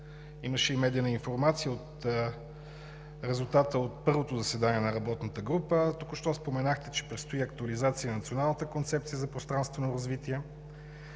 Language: Bulgarian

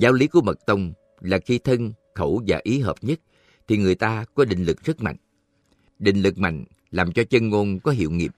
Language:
Vietnamese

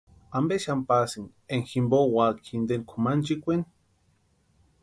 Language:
Western Highland Purepecha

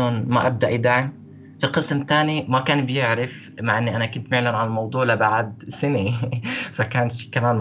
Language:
Arabic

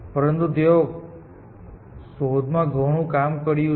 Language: Gujarati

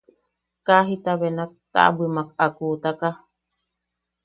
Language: Yaqui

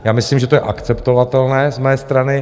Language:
Czech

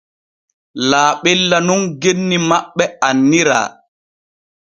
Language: Borgu Fulfulde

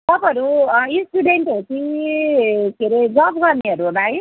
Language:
Nepali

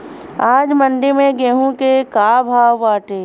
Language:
Bhojpuri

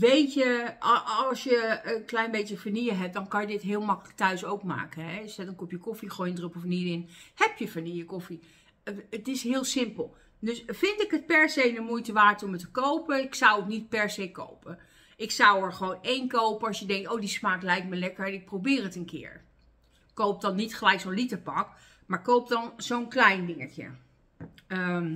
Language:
Dutch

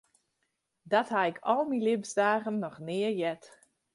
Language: Western Frisian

